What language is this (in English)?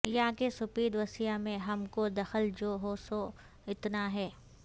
Urdu